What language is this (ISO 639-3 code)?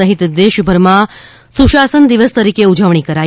guj